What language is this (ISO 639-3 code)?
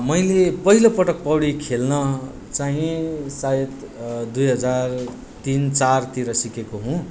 nep